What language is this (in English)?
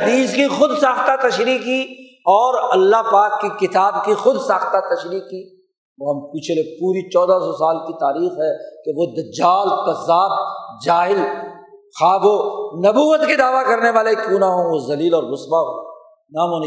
Urdu